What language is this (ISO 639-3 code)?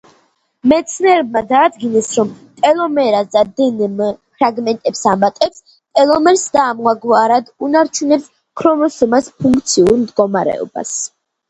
kat